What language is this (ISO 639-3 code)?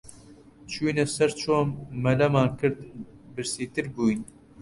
ckb